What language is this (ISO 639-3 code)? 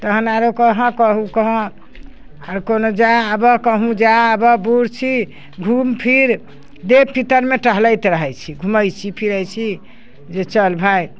mai